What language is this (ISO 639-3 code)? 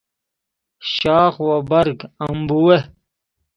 fas